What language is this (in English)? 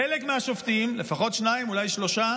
Hebrew